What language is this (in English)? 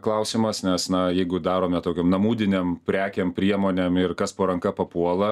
Lithuanian